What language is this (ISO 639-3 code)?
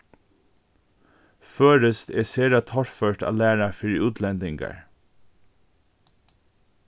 fao